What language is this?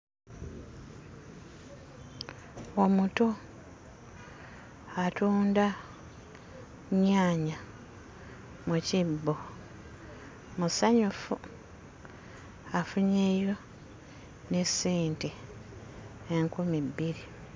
Ganda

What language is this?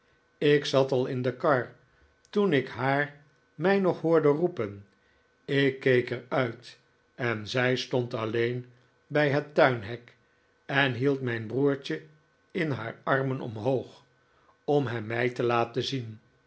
Dutch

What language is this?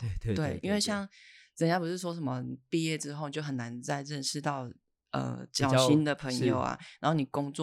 Chinese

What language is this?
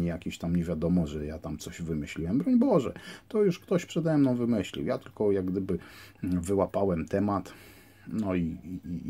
Polish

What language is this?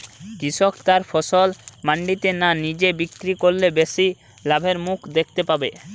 Bangla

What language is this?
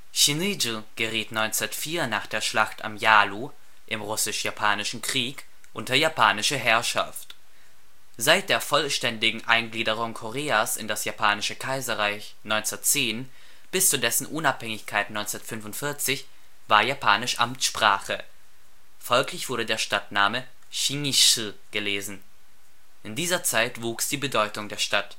German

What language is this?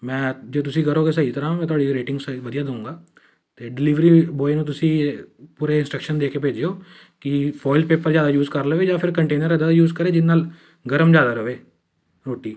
Punjabi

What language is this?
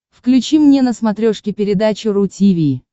Russian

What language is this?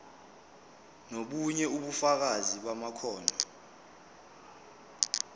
Zulu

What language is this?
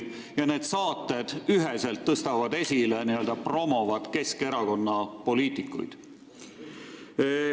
Estonian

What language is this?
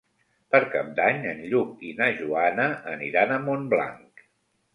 Catalan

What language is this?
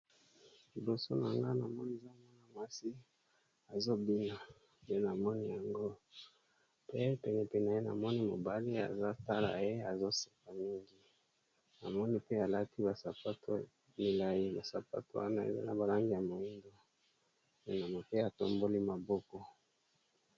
Lingala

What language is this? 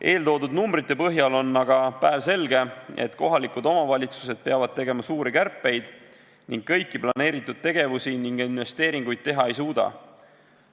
Estonian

